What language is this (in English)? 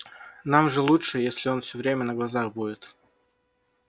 Russian